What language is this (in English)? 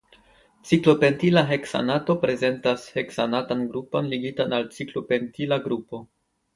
Esperanto